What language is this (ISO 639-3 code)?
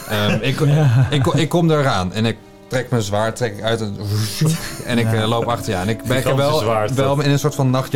nld